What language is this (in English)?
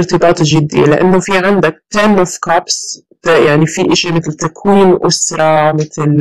Arabic